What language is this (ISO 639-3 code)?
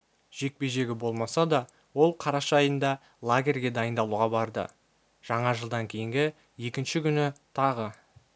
kaz